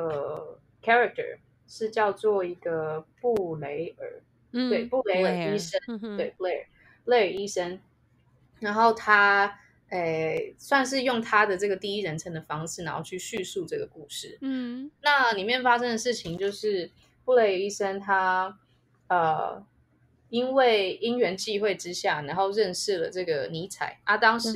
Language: Chinese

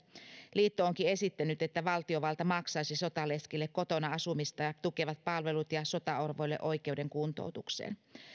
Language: Finnish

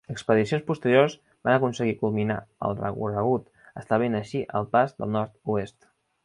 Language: Catalan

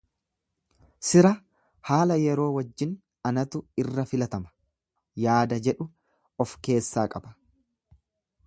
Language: Oromo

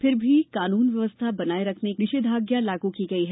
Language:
Hindi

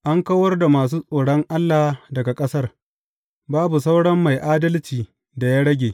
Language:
Hausa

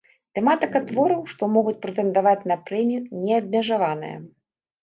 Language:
Belarusian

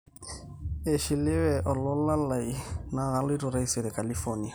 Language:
Masai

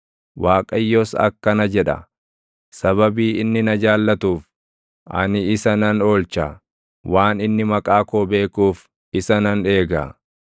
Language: Oromo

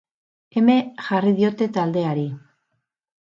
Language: Basque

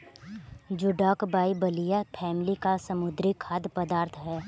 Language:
Hindi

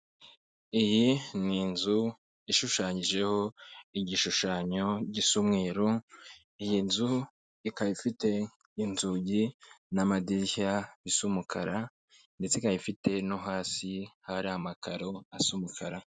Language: Kinyarwanda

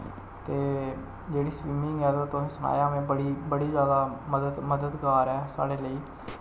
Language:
Dogri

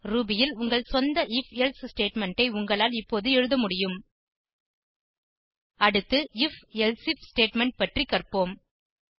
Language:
Tamil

